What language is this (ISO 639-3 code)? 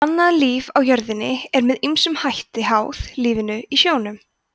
isl